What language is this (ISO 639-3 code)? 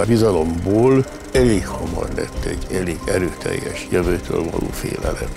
hun